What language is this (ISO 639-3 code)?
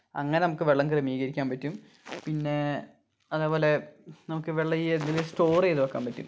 mal